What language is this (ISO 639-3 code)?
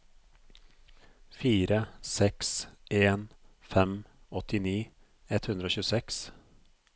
nor